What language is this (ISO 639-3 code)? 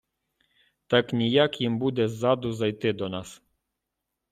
ukr